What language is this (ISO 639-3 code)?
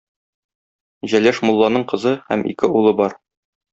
tat